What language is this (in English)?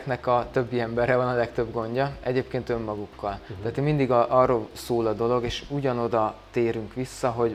Hungarian